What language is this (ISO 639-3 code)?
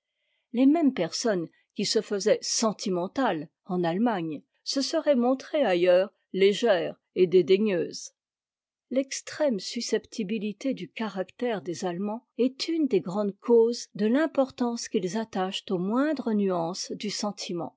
fra